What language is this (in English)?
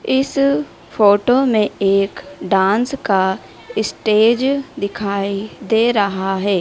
Hindi